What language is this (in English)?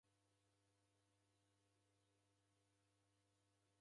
Taita